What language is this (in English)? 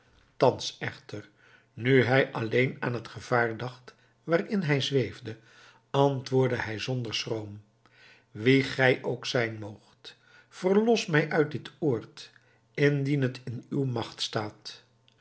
Dutch